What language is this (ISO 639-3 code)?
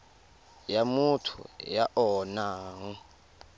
tsn